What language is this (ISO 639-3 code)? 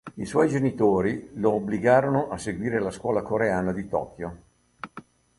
ita